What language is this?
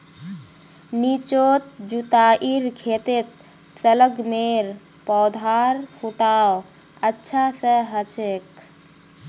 Magahi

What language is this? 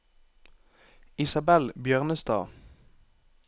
Norwegian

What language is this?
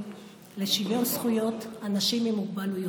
Hebrew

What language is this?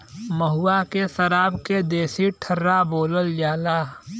Bhojpuri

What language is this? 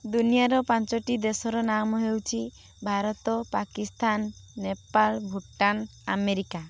Odia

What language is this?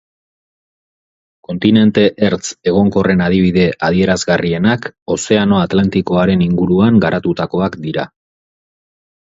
Basque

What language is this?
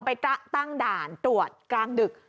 Thai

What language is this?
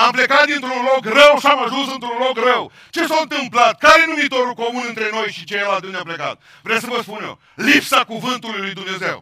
Romanian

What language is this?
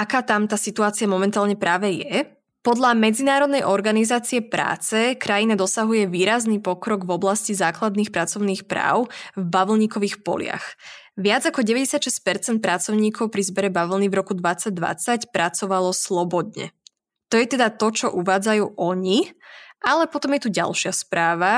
Slovak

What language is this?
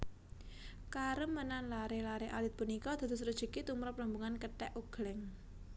Javanese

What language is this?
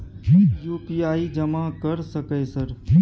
Maithili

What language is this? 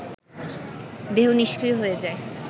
Bangla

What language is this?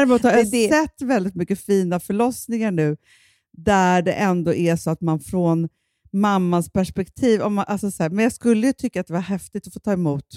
Swedish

